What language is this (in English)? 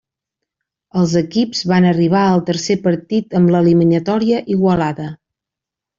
Catalan